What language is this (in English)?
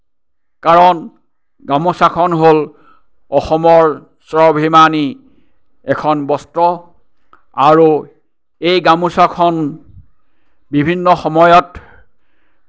Assamese